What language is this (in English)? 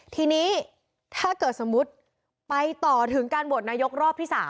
Thai